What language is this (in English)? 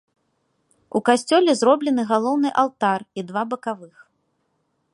Belarusian